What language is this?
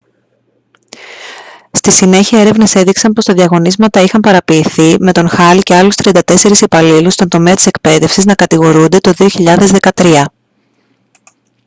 Greek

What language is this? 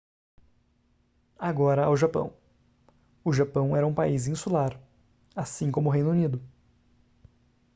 Portuguese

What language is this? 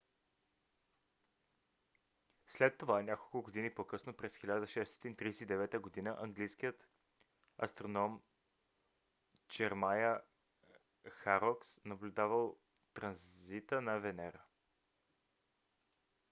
Bulgarian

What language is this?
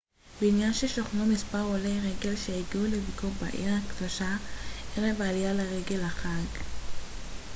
Hebrew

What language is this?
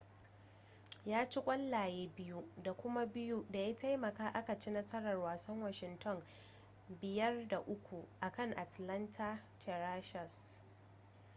Hausa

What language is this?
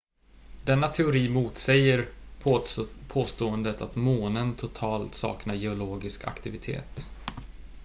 Swedish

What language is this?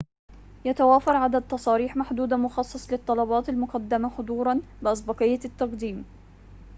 Arabic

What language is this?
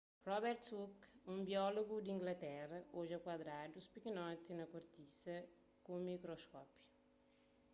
Kabuverdianu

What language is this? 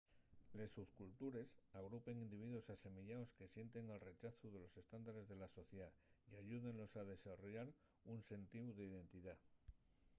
Asturian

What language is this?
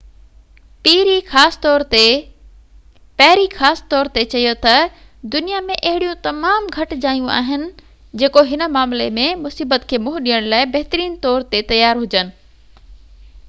Sindhi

